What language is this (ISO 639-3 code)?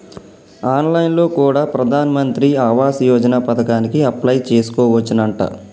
tel